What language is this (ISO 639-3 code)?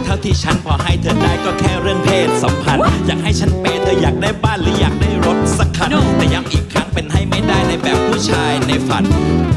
tha